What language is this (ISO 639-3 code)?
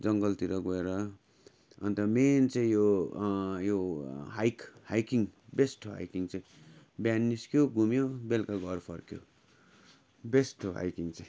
nep